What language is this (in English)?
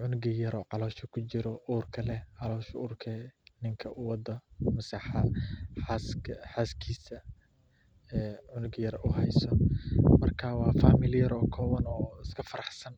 Somali